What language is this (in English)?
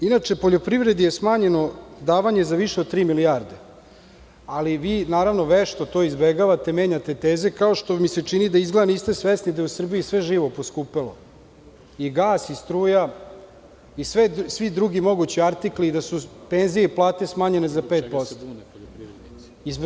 Serbian